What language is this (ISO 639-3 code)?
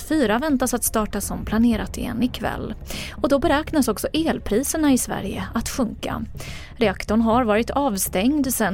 swe